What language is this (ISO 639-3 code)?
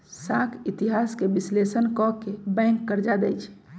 mag